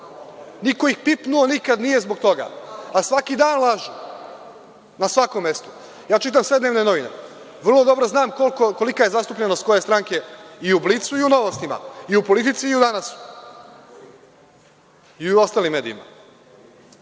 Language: Serbian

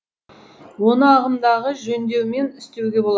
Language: Kazakh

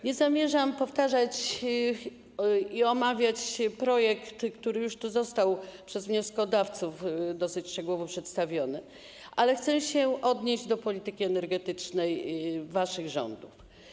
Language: Polish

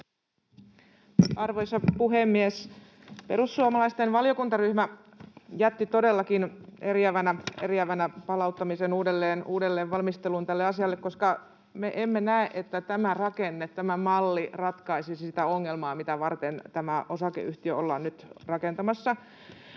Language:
Finnish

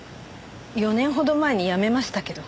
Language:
Japanese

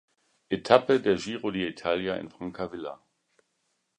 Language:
German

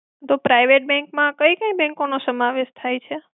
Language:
Gujarati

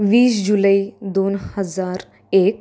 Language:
Marathi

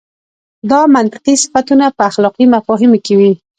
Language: Pashto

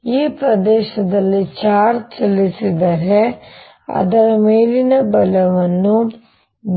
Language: Kannada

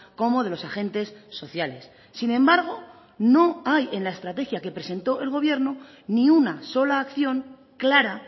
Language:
Spanish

